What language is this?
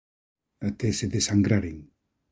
Galician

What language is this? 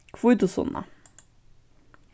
Faroese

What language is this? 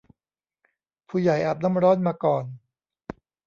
Thai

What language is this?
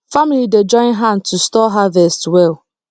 Nigerian Pidgin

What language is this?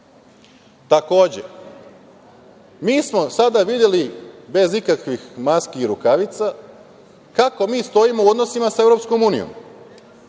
Serbian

